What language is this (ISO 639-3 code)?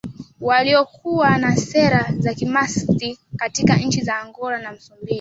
swa